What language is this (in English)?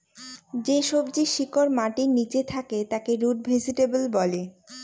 Bangla